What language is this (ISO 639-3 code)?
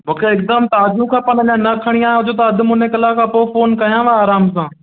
snd